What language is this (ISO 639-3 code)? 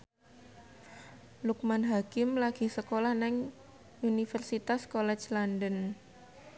jav